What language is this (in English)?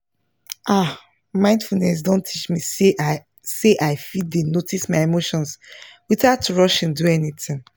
Nigerian Pidgin